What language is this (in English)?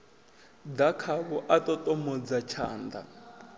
Venda